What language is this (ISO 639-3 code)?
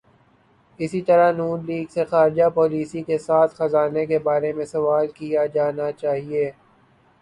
urd